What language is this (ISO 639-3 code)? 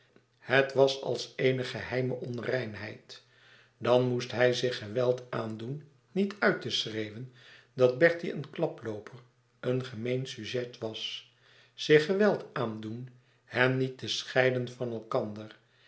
nld